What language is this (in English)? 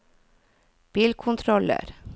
Norwegian